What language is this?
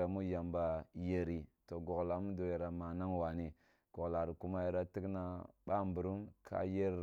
Kulung (Nigeria)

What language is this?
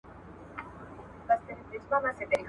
Pashto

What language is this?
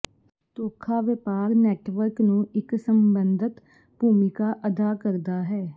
Punjabi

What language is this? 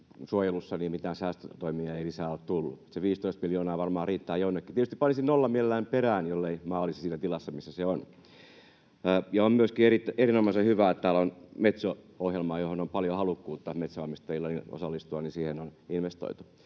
Finnish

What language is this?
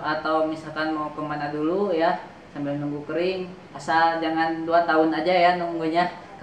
Indonesian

